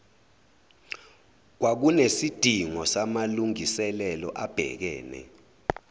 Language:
Zulu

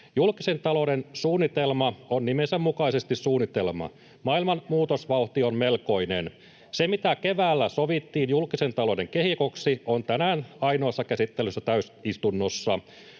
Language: Finnish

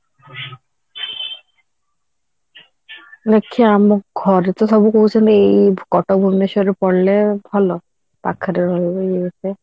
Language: Odia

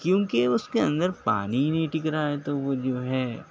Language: Urdu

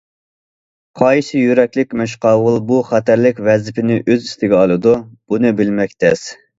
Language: Uyghur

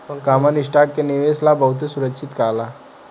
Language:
Bhojpuri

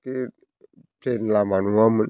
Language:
Bodo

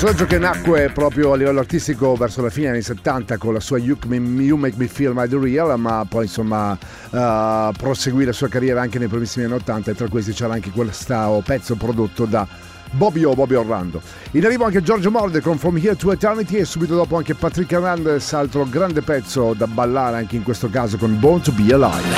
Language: Italian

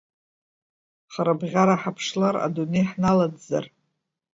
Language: Abkhazian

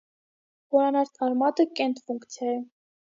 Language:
Armenian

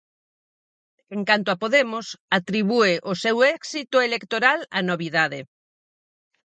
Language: Galician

